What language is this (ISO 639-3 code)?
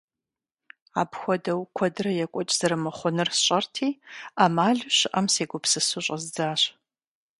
kbd